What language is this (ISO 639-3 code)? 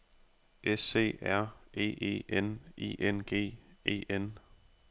dan